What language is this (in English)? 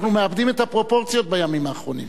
Hebrew